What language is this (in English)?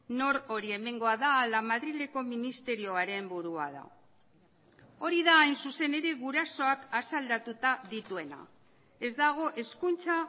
Basque